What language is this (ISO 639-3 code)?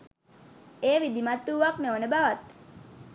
sin